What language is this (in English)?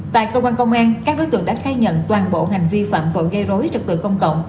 Vietnamese